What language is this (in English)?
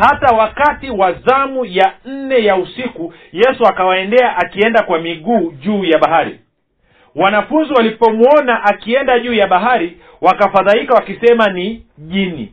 Swahili